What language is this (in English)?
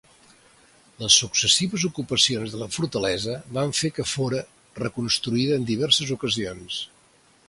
Catalan